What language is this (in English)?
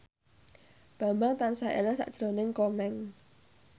Javanese